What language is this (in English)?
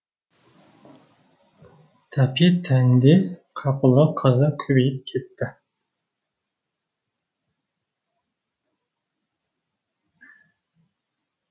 Kazakh